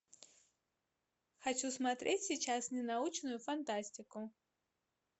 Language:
Russian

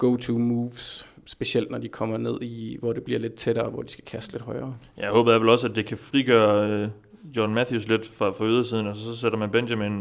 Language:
Danish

